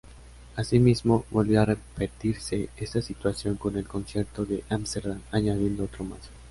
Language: Spanish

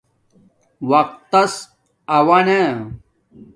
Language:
Domaaki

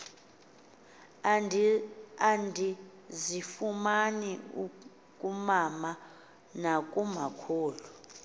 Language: Xhosa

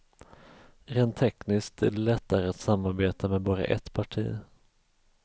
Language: Swedish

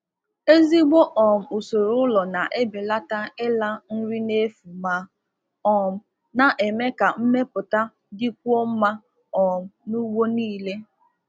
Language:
Igbo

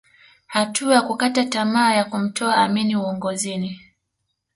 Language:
Swahili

